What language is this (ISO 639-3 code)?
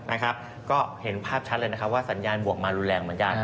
tha